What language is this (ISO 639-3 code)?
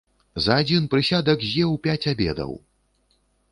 bel